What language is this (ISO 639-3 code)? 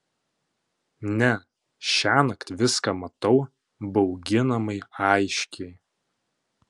lit